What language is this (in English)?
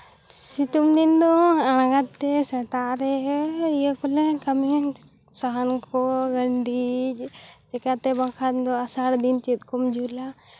Santali